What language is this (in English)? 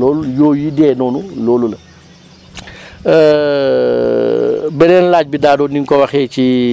Wolof